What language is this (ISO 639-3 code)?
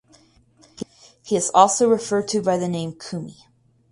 eng